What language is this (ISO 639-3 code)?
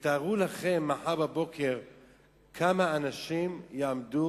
heb